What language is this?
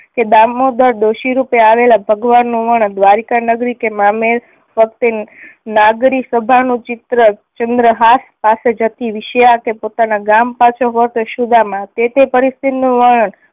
Gujarati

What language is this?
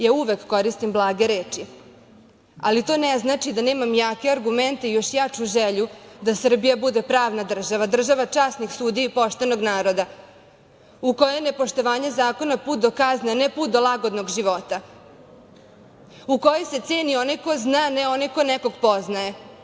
Serbian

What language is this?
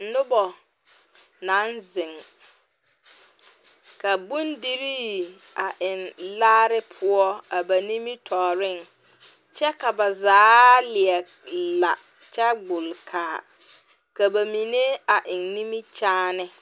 Southern Dagaare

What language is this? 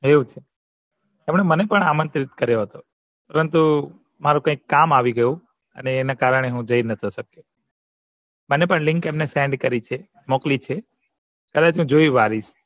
Gujarati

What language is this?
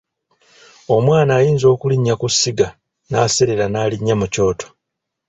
Ganda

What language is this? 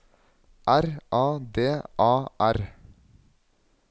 Norwegian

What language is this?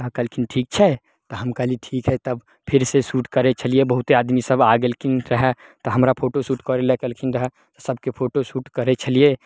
Maithili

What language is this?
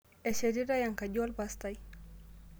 Masai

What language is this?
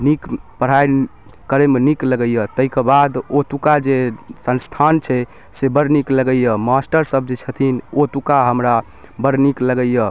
Maithili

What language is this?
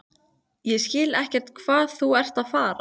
Icelandic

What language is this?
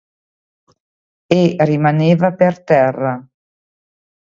Italian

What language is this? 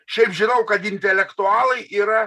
Lithuanian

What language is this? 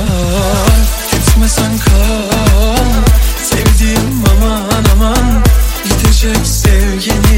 Turkish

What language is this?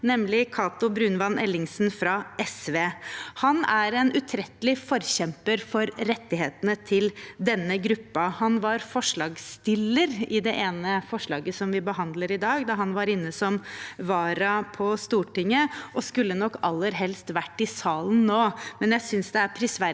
Norwegian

